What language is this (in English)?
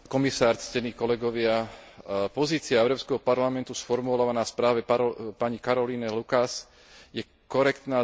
Slovak